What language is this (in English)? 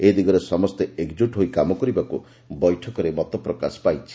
Odia